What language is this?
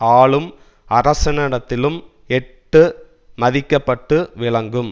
Tamil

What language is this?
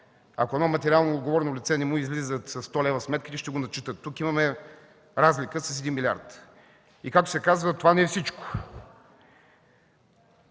Bulgarian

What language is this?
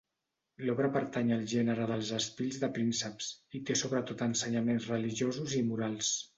Catalan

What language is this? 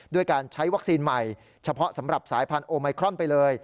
Thai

